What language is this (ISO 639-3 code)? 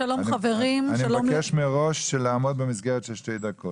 heb